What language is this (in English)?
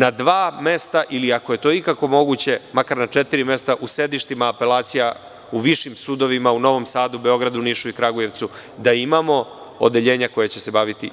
Serbian